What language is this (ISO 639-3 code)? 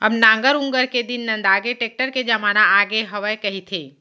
hne